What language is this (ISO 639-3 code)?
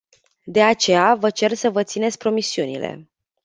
ron